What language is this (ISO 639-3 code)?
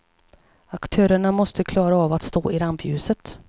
swe